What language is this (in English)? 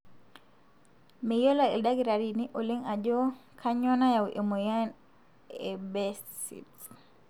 Masai